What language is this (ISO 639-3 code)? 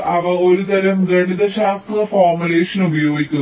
mal